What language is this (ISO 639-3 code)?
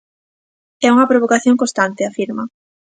glg